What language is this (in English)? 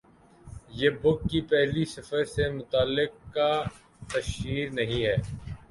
Urdu